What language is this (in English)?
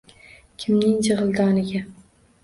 Uzbek